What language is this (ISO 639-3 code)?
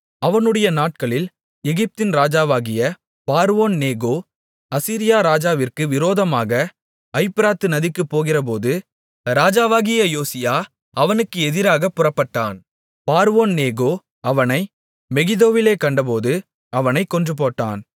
tam